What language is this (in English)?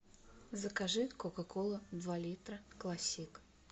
Russian